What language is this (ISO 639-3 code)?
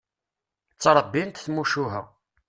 kab